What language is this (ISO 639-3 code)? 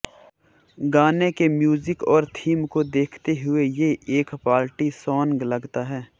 hin